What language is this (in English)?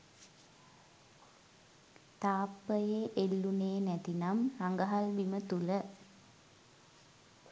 Sinhala